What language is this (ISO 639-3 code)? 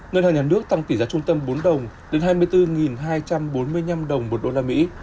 vie